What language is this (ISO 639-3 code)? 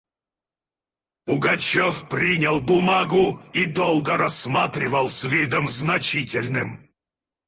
rus